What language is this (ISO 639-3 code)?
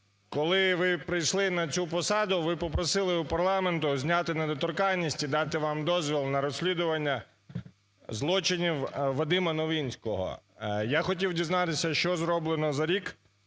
ukr